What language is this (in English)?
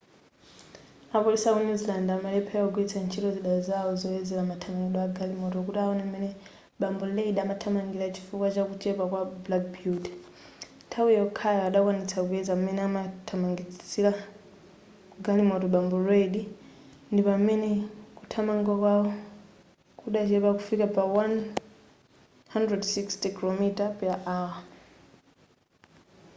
Nyanja